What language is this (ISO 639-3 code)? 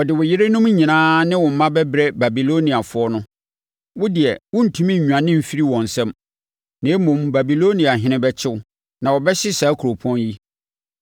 aka